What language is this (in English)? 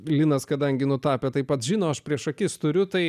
Lithuanian